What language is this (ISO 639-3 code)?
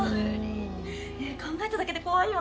jpn